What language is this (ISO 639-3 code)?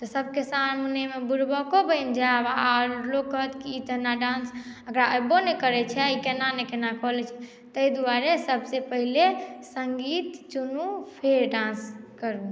mai